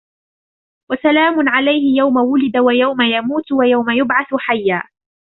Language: Arabic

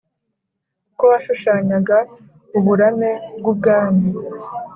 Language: Kinyarwanda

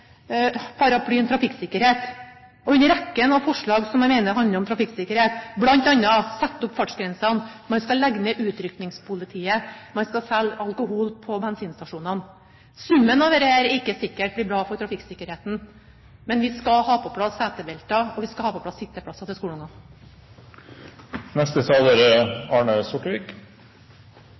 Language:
Norwegian Bokmål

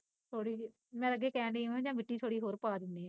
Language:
Punjabi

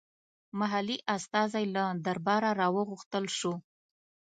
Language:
Pashto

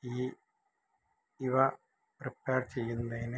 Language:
Malayalam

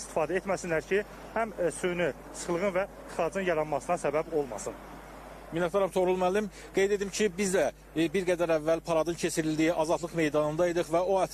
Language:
Turkish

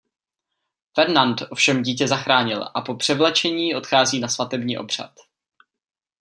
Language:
Czech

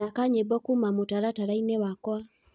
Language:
Kikuyu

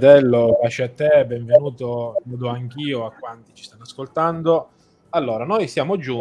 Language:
Italian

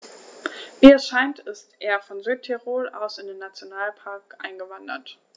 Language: German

